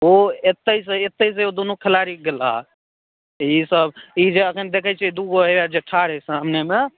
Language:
Maithili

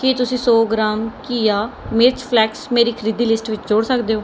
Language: Punjabi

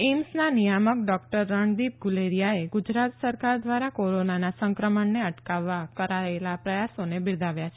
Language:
Gujarati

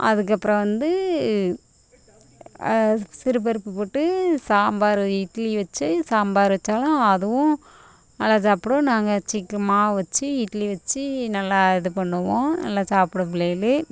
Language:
Tamil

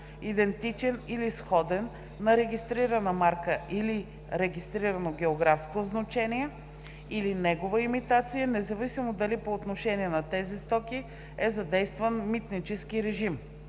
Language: Bulgarian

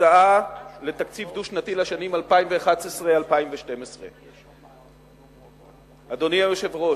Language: Hebrew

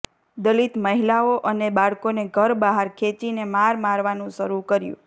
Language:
Gujarati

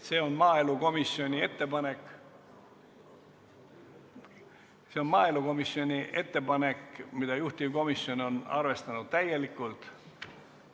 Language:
Estonian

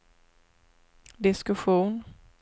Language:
Swedish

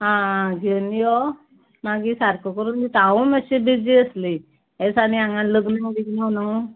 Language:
Konkani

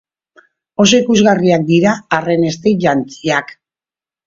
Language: Basque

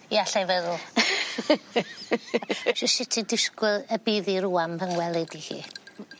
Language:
Welsh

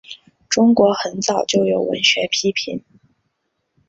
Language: Chinese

